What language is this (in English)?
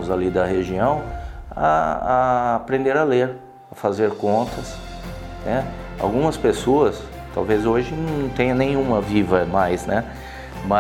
Portuguese